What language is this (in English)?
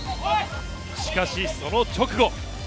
Japanese